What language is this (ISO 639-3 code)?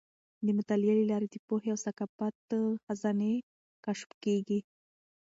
pus